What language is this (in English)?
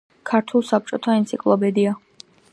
Georgian